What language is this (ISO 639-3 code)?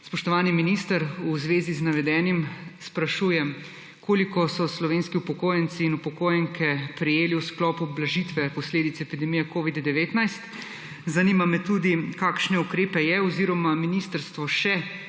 slv